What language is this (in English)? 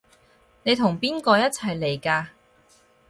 Cantonese